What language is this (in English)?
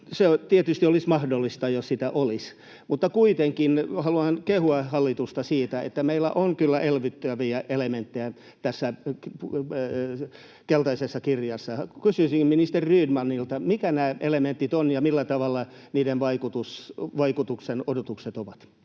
Finnish